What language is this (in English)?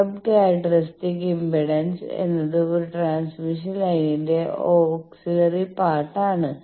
Malayalam